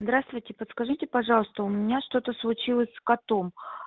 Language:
Russian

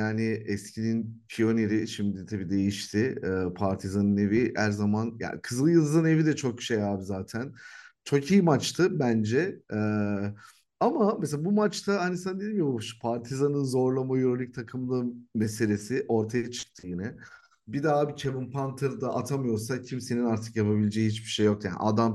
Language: Turkish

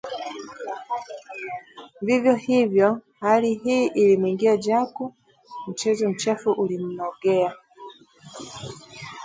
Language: Swahili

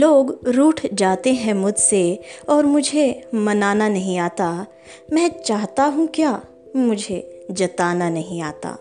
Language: Hindi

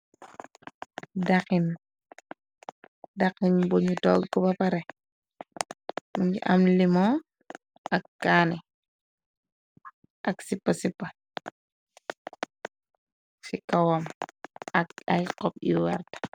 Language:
Wolof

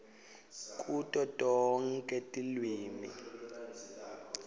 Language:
Swati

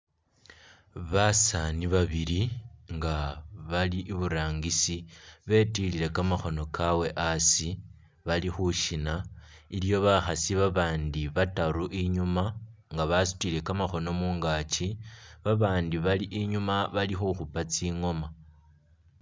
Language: Masaaba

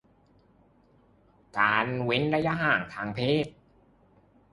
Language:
Thai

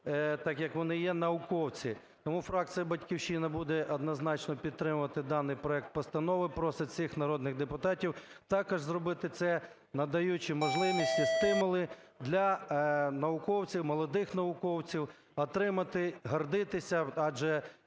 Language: Ukrainian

